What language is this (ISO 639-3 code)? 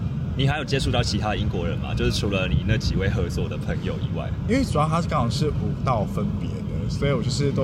zho